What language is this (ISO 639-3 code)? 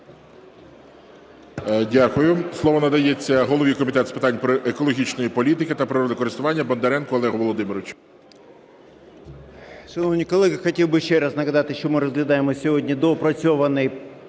ukr